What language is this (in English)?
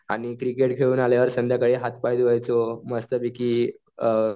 Marathi